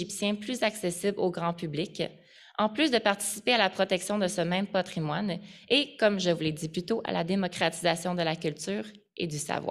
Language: French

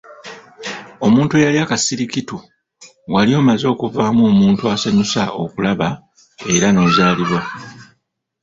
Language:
Ganda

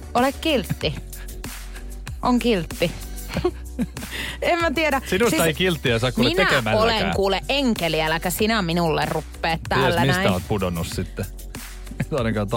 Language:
Finnish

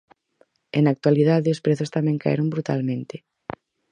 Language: Galician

